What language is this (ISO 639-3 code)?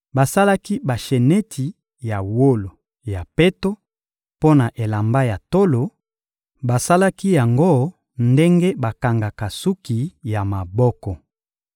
lin